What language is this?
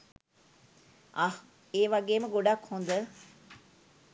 Sinhala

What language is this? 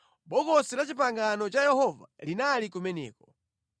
Nyanja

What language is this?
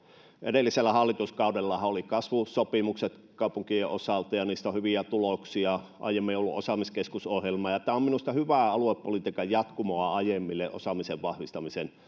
Finnish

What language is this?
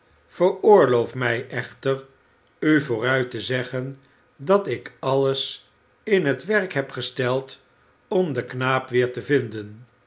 Dutch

